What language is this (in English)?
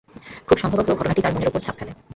Bangla